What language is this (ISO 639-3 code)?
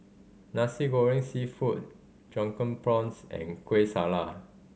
eng